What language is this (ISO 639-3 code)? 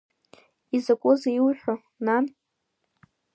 abk